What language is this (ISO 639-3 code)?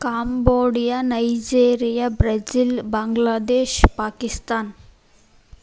kan